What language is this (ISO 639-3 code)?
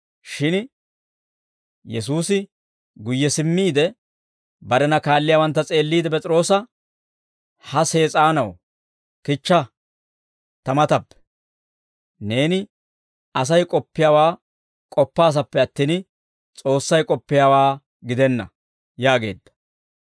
dwr